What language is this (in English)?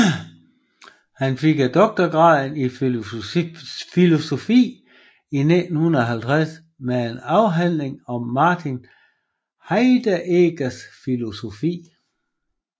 Danish